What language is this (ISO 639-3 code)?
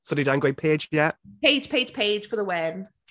cym